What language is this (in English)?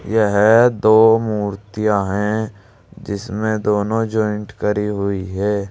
Hindi